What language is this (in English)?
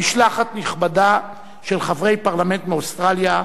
Hebrew